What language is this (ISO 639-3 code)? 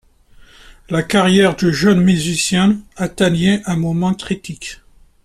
fra